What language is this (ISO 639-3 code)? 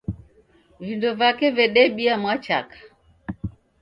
dav